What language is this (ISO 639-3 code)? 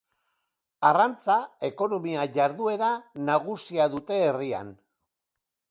eus